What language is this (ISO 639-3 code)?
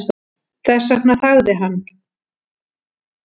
isl